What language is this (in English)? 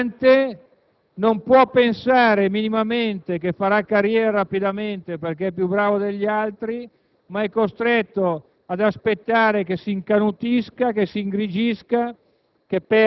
Italian